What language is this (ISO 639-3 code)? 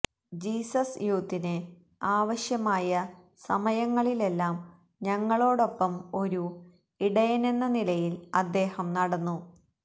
mal